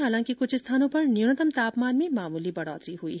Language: Hindi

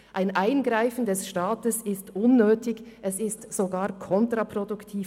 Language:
Swiss German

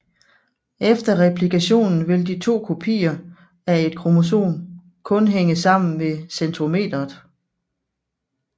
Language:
Danish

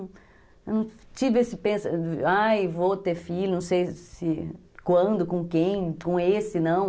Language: Portuguese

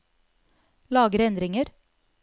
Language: Norwegian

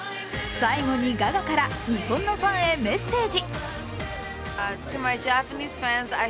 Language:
Japanese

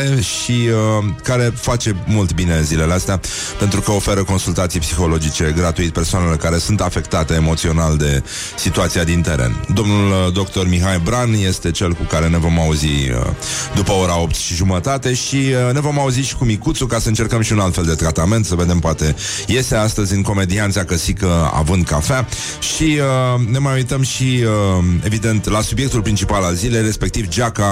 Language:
Romanian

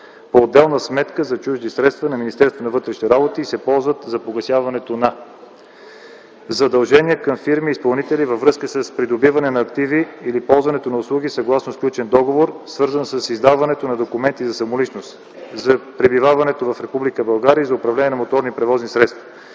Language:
Bulgarian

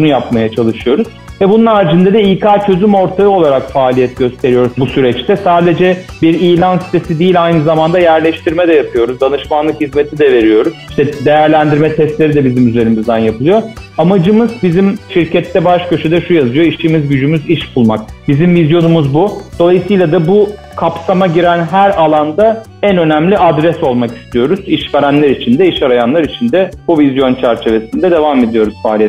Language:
Turkish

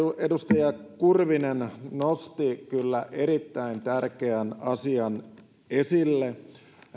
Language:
Finnish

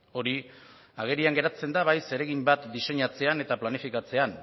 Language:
Basque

